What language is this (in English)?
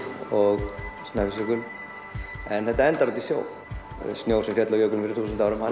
Icelandic